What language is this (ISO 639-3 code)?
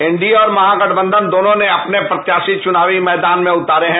hin